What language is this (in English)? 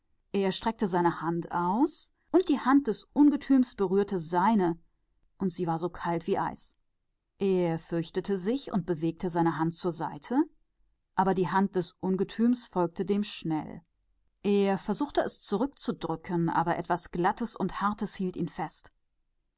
German